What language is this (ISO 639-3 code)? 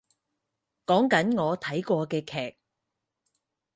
yue